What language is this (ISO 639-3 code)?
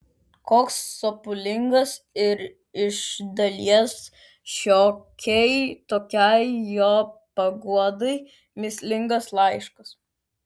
lit